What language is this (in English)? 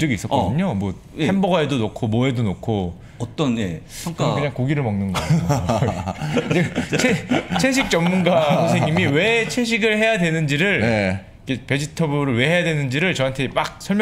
Korean